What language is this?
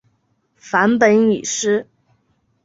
Chinese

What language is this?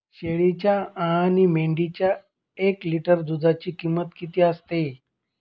Marathi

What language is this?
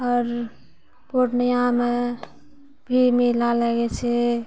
Maithili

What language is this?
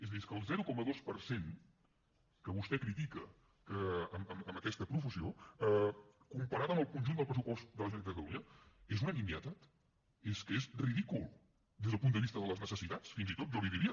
Catalan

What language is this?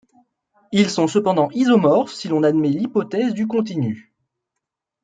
French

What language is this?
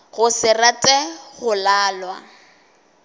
Northern Sotho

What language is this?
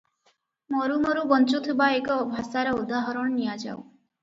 Odia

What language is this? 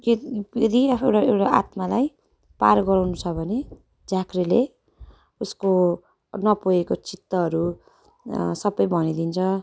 Nepali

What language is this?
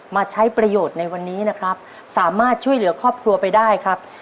Thai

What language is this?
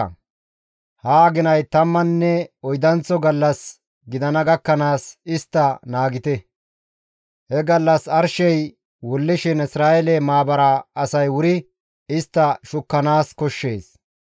Gamo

